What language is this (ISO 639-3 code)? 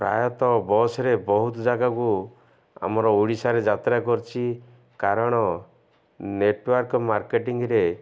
ori